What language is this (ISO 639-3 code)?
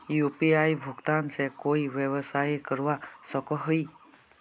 mag